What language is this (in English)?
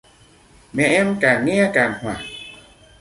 Vietnamese